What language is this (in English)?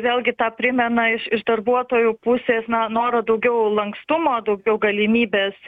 Lithuanian